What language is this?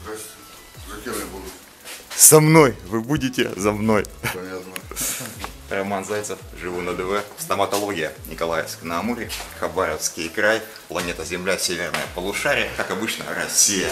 Russian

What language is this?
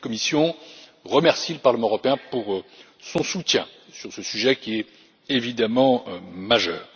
French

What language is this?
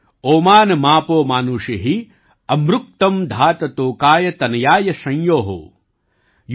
Gujarati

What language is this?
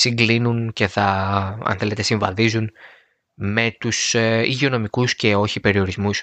Greek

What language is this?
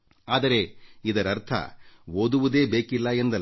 Kannada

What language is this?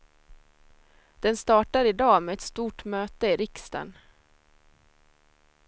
Swedish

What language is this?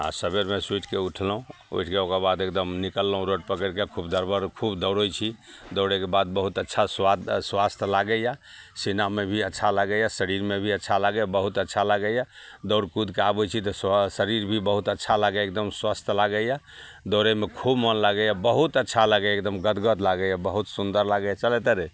Maithili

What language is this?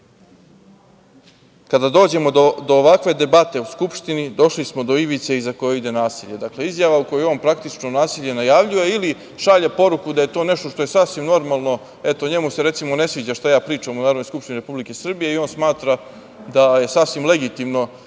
Serbian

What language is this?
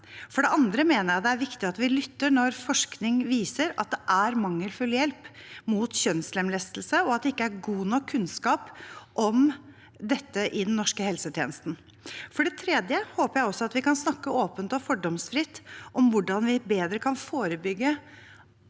Norwegian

